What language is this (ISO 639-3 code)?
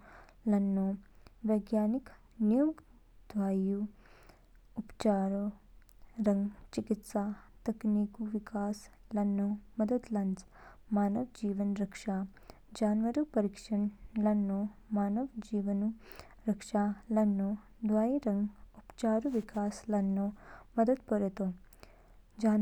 kfk